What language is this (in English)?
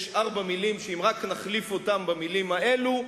Hebrew